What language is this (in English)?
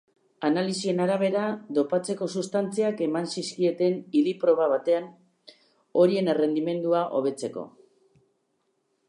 Basque